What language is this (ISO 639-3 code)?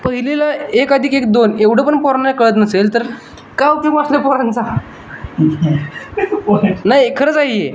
mar